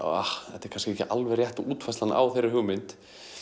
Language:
Icelandic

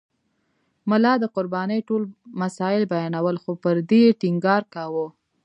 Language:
Pashto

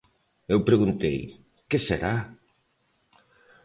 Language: Galician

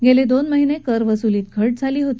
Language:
Marathi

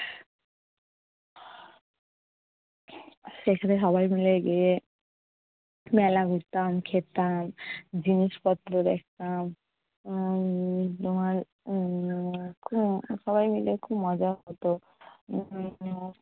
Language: Bangla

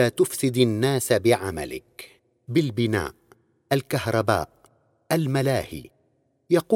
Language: Arabic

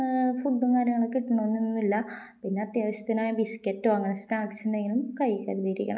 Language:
Malayalam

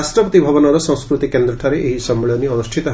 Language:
Odia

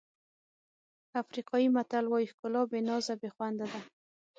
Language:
Pashto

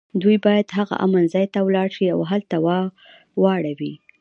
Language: Pashto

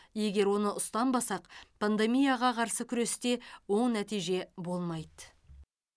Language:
Kazakh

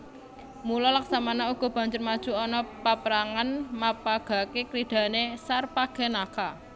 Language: Javanese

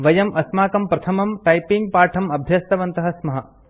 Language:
Sanskrit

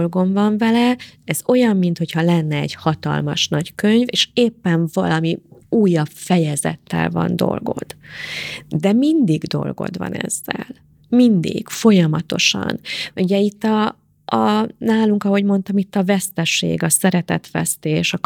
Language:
Hungarian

